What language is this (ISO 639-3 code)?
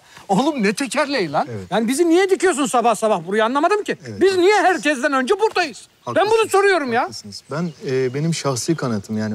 tur